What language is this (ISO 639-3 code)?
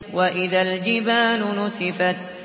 ara